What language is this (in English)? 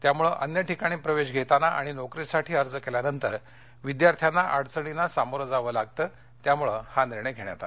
Marathi